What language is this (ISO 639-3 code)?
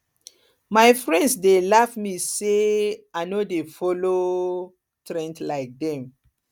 pcm